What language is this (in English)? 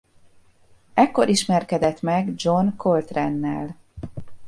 Hungarian